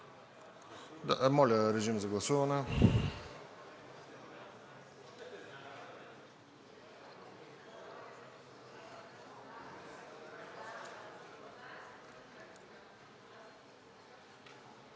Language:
Bulgarian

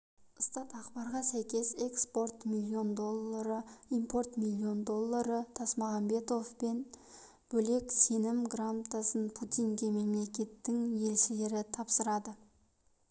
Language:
Kazakh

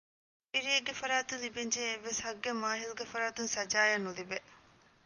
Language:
Divehi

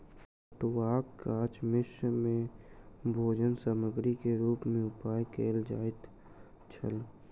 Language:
Maithili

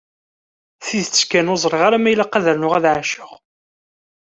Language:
Kabyle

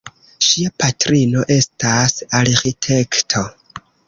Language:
Esperanto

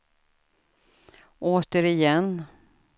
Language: Swedish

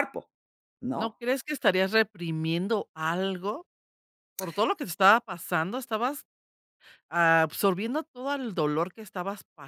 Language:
Spanish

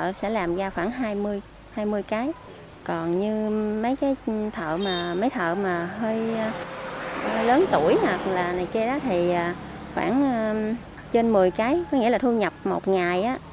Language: Vietnamese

